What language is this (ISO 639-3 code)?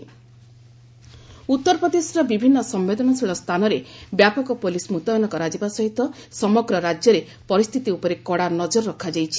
ori